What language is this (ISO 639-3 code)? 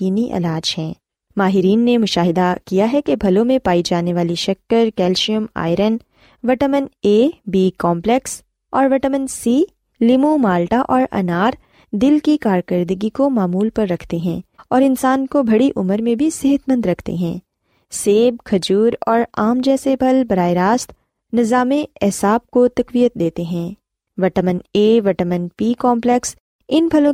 urd